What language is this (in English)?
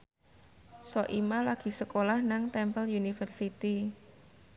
Javanese